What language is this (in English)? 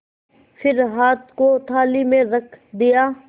Hindi